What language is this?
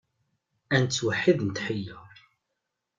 Kabyle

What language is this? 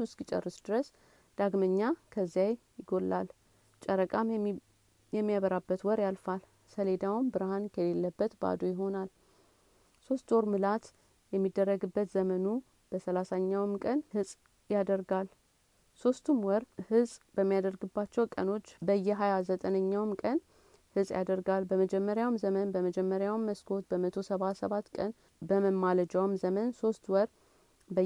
Amharic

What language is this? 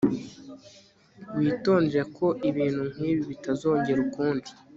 Kinyarwanda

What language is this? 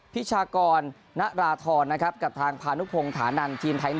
Thai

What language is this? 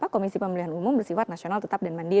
Indonesian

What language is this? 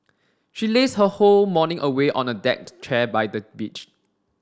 English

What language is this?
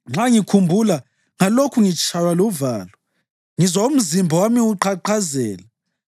North Ndebele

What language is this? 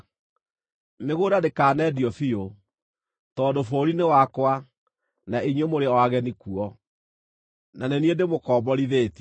Kikuyu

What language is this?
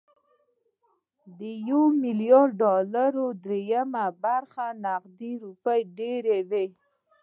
Pashto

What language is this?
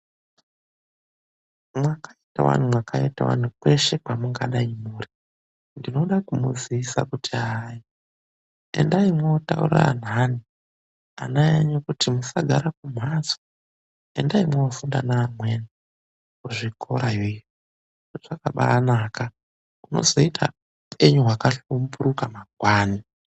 Ndau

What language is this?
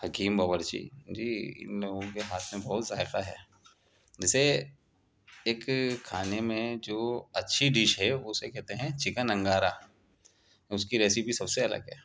Urdu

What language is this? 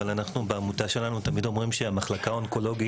Hebrew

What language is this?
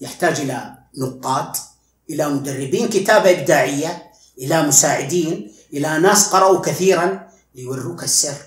Arabic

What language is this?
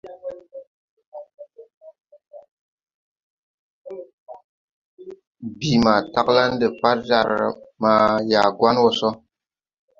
Tupuri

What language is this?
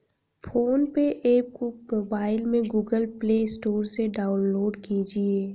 Hindi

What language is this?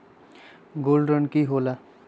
Magahi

